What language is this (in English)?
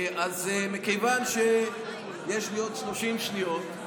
Hebrew